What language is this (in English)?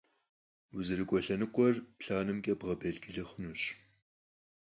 Kabardian